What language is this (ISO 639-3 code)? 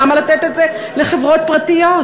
heb